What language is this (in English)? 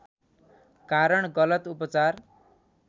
Nepali